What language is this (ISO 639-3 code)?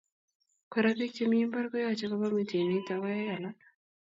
kln